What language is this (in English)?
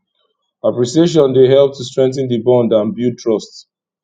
Nigerian Pidgin